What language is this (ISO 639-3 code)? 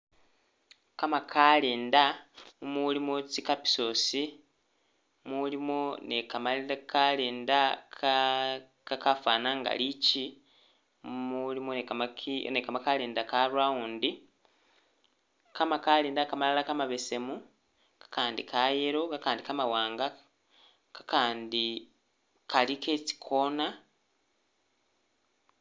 myx